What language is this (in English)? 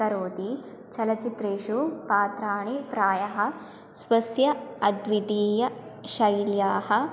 Sanskrit